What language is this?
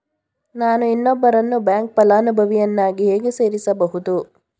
Kannada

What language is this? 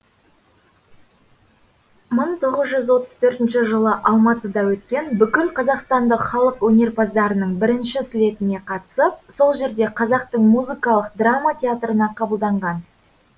Kazakh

